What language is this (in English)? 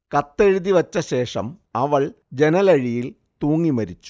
Malayalam